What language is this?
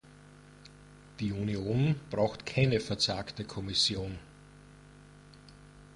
German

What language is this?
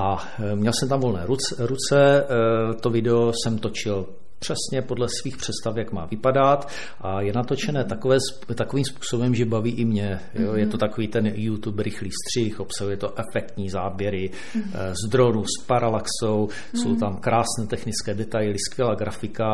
Czech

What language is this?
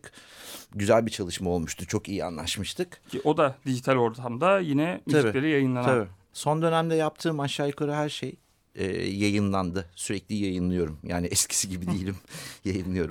Turkish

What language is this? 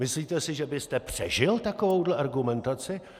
Czech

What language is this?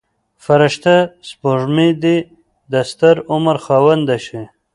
Pashto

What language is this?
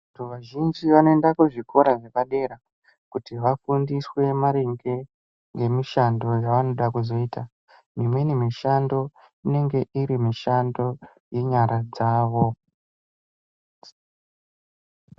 Ndau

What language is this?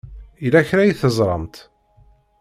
Kabyle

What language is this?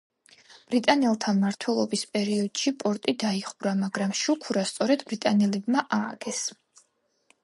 Georgian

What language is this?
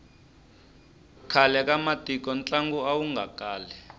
Tsonga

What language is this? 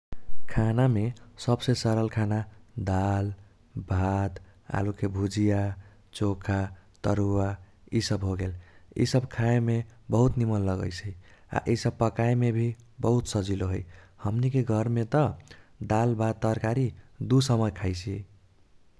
Kochila Tharu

